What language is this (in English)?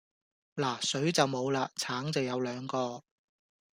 Cantonese